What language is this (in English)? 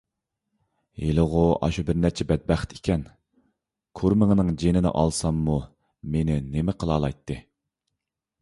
Uyghur